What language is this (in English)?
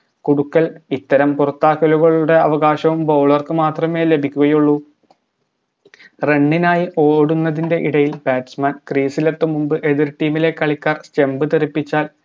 Malayalam